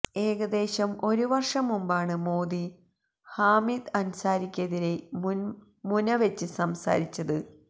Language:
Malayalam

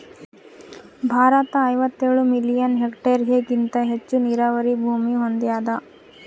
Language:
Kannada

